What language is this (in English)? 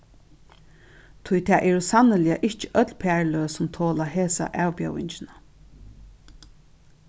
Faroese